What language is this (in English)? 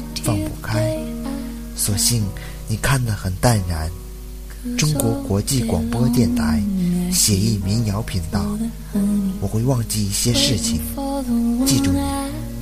Chinese